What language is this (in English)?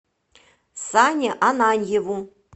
Russian